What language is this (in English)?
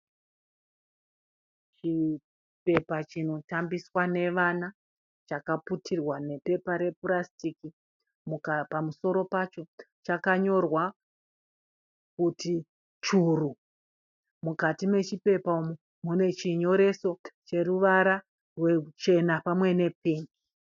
Shona